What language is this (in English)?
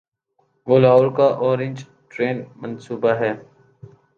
Urdu